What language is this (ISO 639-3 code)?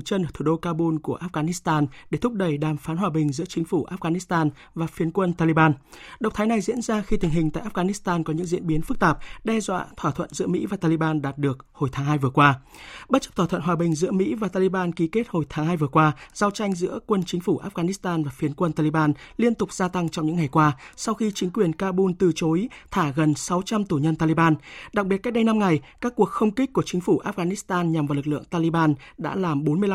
vie